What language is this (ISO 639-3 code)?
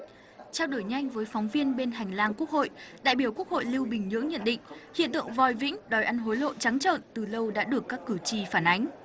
vie